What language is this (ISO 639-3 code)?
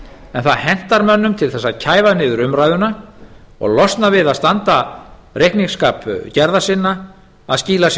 isl